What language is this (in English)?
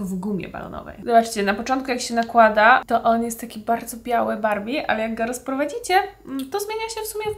Polish